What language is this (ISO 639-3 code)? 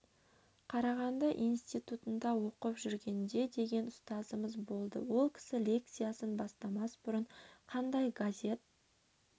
kaz